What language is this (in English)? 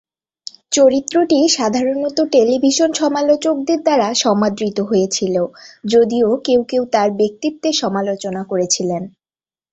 Bangla